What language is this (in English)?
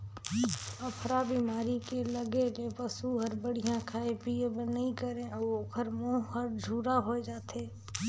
Chhattisgarhi